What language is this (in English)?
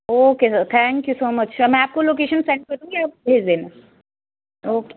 Punjabi